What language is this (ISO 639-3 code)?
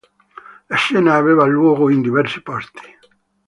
ita